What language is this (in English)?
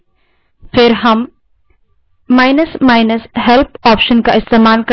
Hindi